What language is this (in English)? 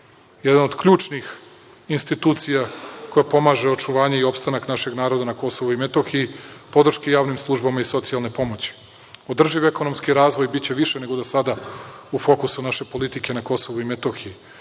Serbian